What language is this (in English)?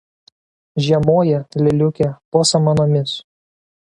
Lithuanian